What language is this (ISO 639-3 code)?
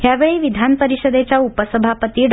mar